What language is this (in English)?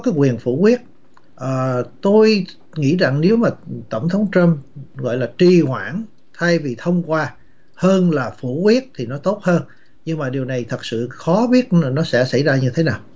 Vietnamese